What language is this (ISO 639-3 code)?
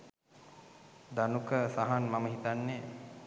sin